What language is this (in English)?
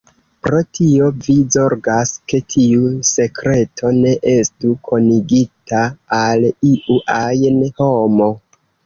Esperanto